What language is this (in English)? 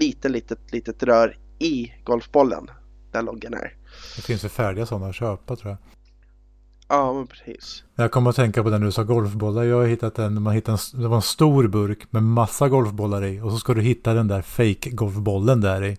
Swedish